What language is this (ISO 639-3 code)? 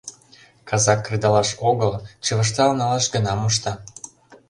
chm